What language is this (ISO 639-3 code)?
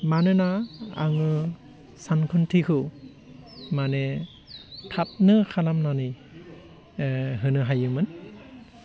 brx